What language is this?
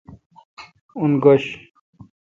Kalkoti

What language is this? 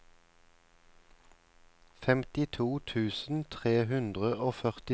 Norwegian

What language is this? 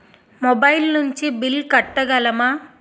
Telugu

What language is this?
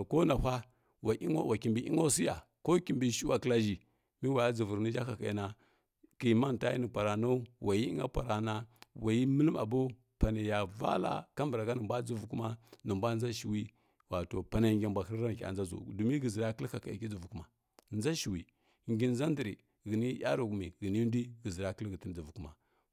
Kirya-Konzəl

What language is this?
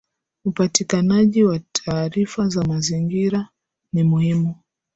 Swahili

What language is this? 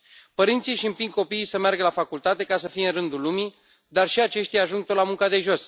Romanian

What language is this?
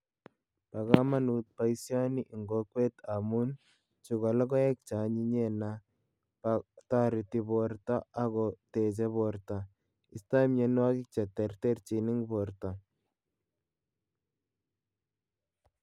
Kalenjin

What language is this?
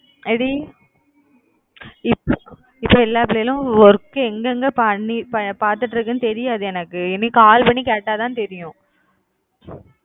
Tamil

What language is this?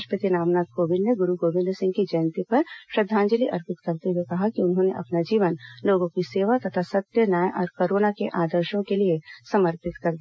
Hindi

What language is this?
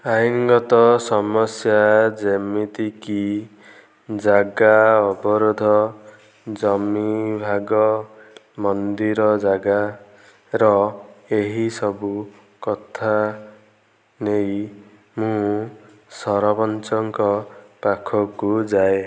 Odia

